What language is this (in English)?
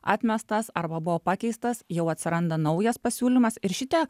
Lithuanian